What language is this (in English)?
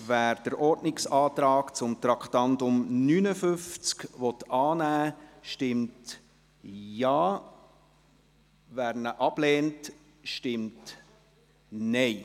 Swiss German